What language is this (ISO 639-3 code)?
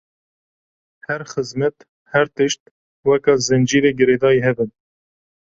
kur